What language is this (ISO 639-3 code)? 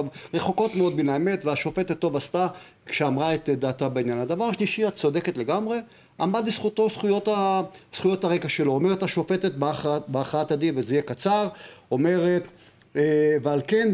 heb